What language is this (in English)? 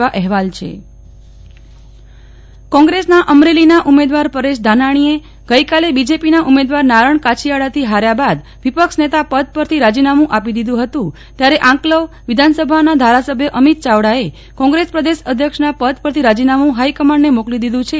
Gujarati